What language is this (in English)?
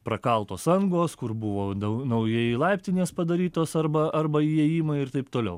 Lithuanian